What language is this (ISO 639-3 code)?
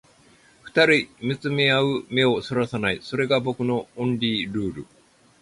jpn